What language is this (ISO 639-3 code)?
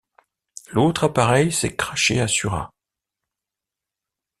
fra